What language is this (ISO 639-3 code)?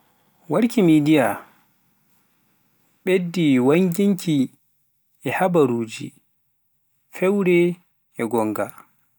fuf